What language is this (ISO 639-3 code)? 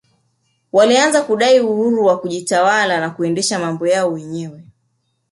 swa